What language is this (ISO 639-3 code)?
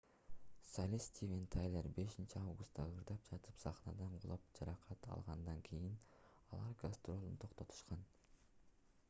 kir